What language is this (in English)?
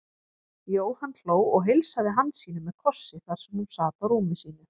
Icelandic